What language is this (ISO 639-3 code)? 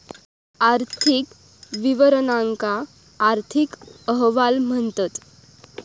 mar